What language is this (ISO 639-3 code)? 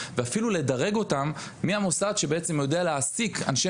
heb